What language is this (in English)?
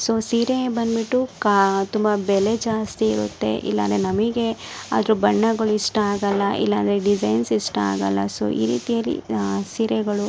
Kannada